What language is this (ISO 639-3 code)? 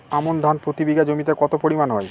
ben